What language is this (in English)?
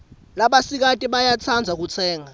Swati